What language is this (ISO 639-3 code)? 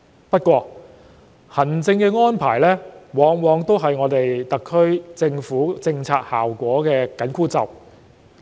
yue